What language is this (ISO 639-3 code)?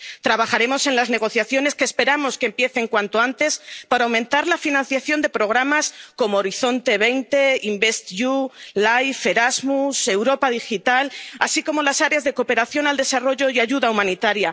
spa